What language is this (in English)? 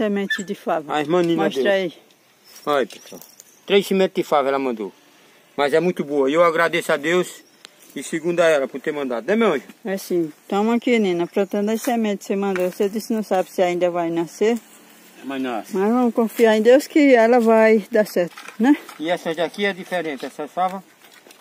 Portuguese